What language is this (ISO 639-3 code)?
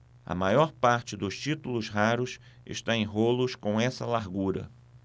por